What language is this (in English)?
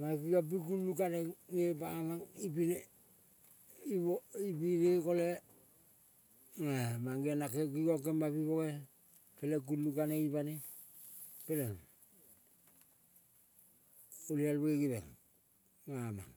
Kol (Papua New Guinea)